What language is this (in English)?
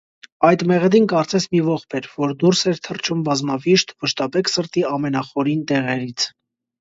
Armenian